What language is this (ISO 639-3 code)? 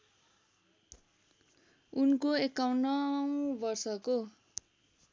nep